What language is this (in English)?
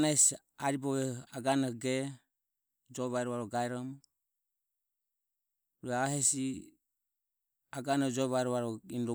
Ömie